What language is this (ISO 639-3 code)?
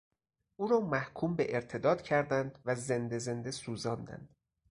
fas